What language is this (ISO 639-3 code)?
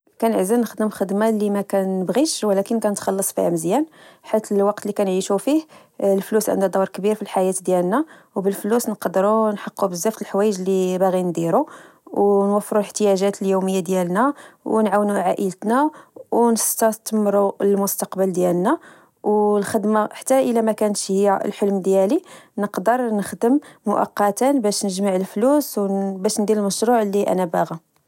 ary